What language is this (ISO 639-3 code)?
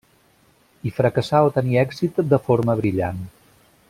cat